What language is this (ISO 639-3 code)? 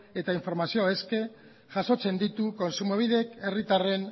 eus